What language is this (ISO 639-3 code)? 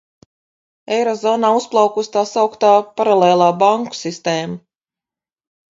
lav